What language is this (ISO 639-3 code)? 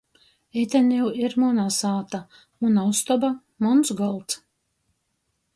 ltg